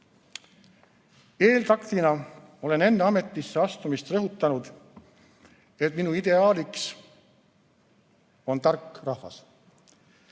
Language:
Estonian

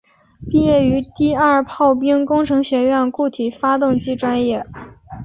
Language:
Chinese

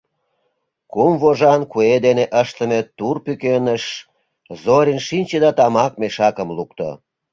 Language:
Mari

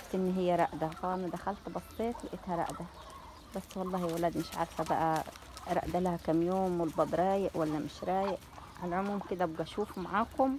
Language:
Arabic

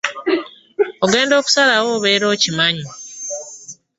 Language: Ganda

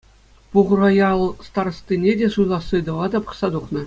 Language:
Chuvash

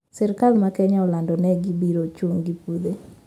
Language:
Luo (Kenya and Tanzania)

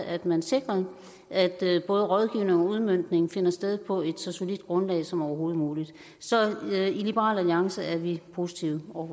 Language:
Danish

